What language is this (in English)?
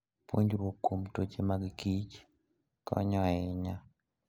Luo (Kenya and Tanzania)